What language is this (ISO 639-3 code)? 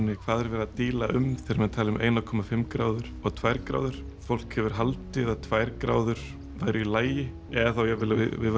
isl